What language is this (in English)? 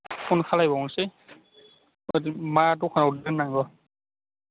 Bodo